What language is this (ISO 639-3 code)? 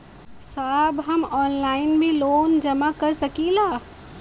bho